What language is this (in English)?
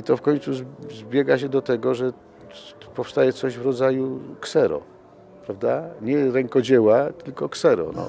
Polish